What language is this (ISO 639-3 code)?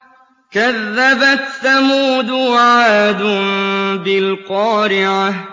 ara